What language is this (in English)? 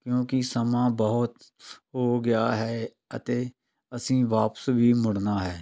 Punjabi